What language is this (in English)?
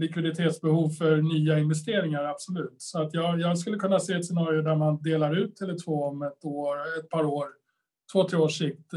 Swedish